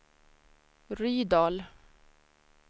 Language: Swedish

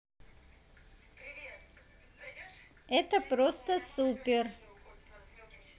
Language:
Russian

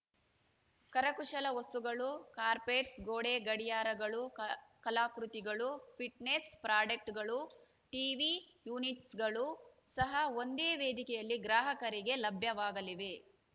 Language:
Kannada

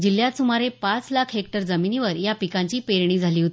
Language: Marathi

